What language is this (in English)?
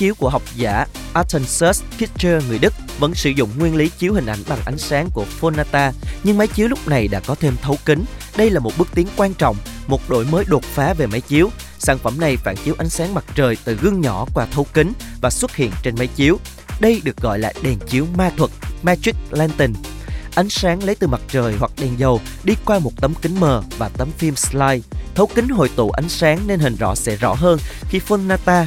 Vietnamese